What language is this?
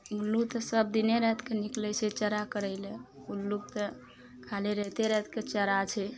Maithili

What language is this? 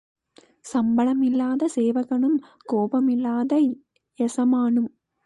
Tamil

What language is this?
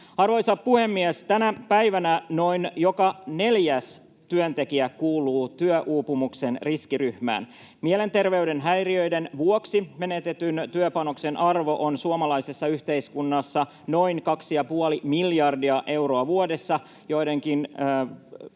Finnish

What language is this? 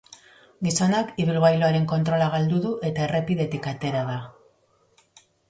Basque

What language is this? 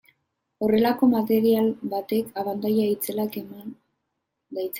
Basque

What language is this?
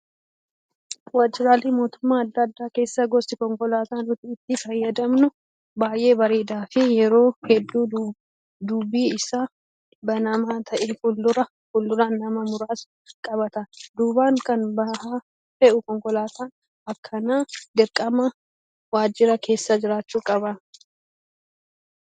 Oromo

